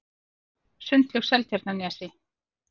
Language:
Icelandic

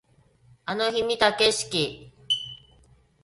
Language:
Japanese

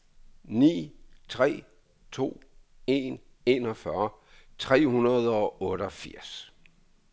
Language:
Danish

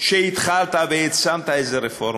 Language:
Hebrew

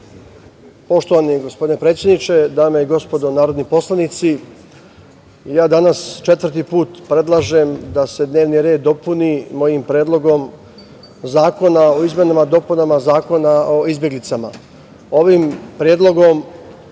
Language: Serbian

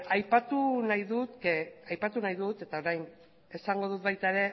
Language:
Basque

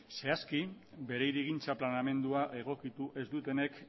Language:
Basque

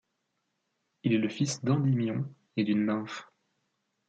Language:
French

